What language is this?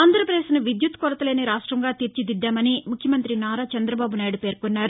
Telugu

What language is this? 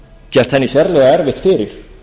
Icelandic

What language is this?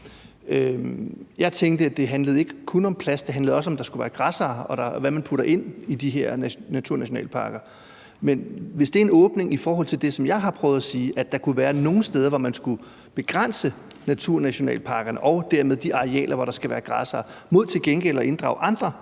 Danish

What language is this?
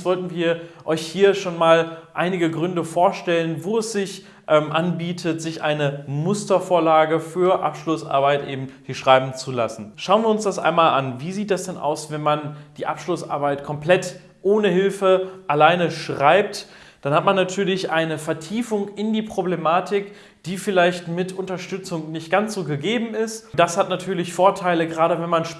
German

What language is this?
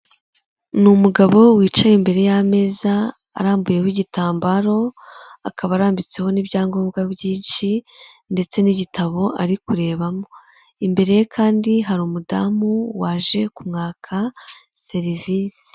Kinyarwanda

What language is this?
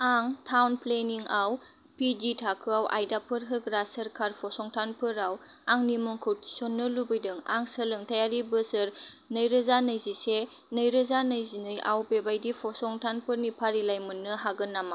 Bodo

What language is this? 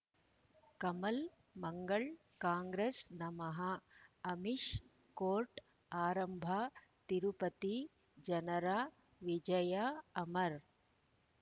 Kannada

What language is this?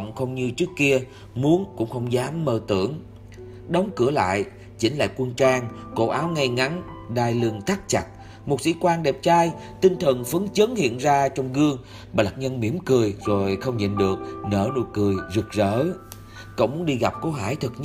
Vietnamese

